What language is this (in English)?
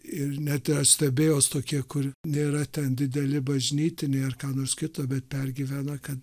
Lithuanian